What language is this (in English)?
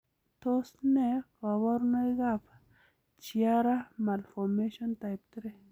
Kalenjin